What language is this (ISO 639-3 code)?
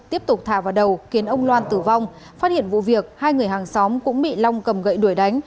vie